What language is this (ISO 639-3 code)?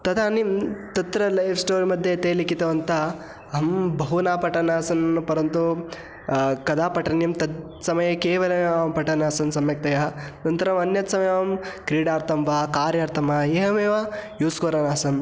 san